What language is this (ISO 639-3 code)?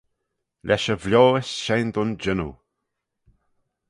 glv